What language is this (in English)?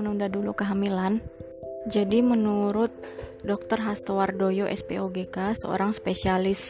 Indonesian